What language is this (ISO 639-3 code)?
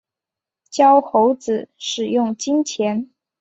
zho